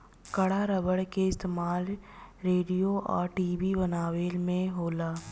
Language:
Bhojpuri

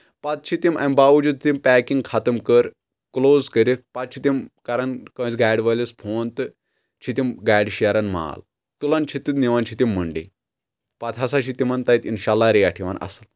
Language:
Kashmiri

